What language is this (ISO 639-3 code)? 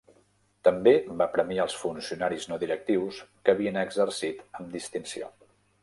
cat